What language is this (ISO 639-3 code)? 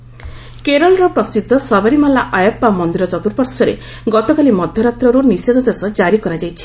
ori